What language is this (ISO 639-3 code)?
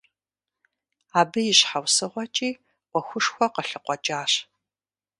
kbd